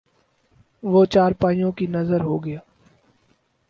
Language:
Urdu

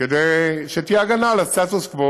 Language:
Hebrew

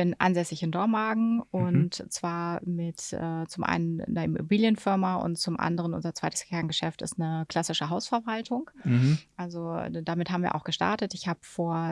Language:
German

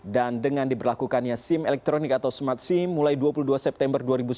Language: Indonesian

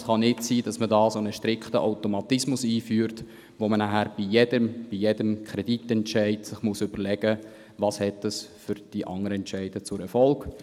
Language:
Swiss German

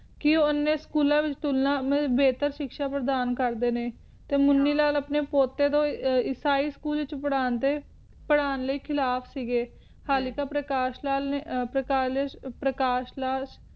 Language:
Punjabi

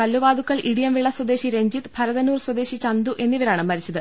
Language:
Malayalam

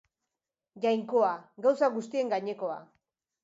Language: Basque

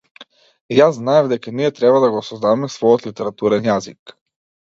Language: Macedonian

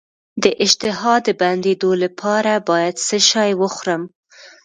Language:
Pashto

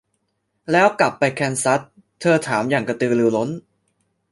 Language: Thai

